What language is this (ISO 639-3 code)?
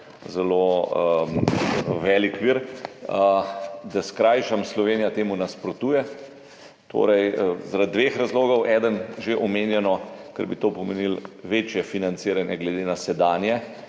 slv